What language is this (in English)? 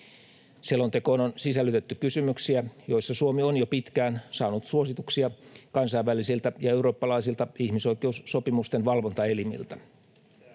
Finnish